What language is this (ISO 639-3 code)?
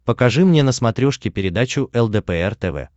rus